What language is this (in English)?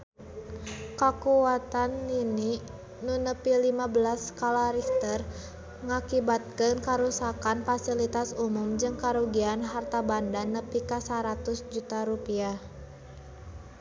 Sundanese